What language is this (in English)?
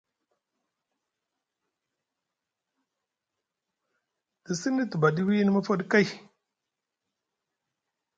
Musgu